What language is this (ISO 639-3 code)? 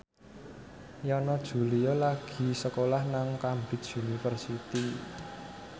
jav